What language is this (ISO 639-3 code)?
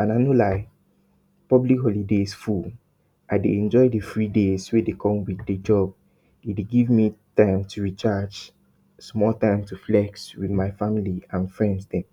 pcm